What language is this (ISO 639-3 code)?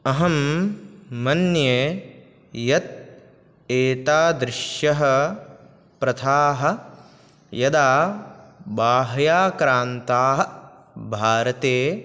san